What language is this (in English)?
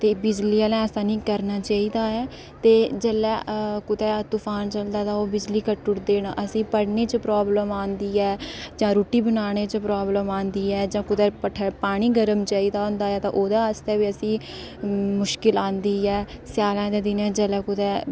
Dogri